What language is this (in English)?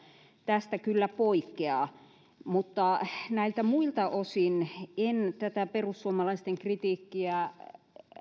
Finnish